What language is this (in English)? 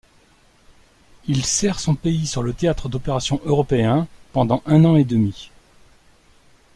French